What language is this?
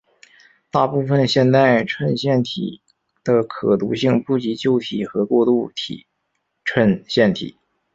Chinese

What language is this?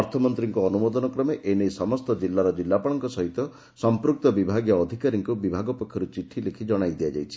Odia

